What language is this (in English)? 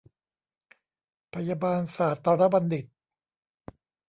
Thai